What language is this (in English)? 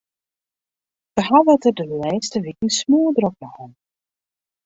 Western Frisian